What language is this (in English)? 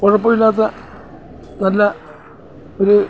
Malayalam